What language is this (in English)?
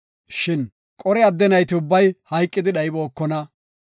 Gofa